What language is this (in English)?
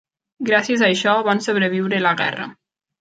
Catalan